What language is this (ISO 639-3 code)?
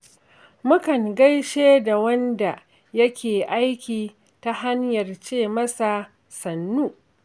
hau